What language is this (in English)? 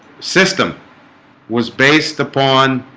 English